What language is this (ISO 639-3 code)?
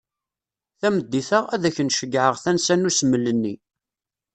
kab